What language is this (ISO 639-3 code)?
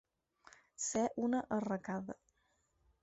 cat